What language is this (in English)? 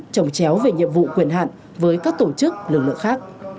Vietnamese